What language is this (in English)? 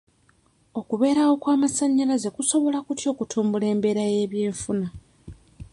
Ganda